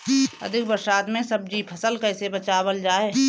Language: Bhojpuri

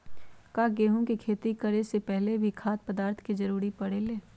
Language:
Magahi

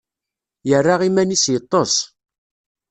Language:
Kabyle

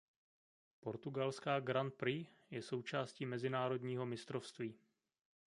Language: Czech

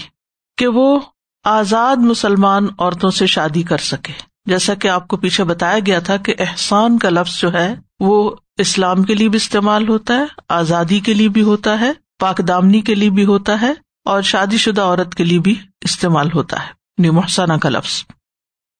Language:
Urdu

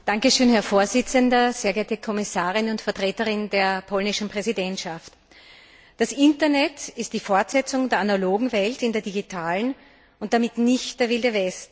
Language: German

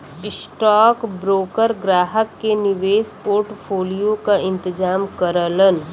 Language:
Bhojpuri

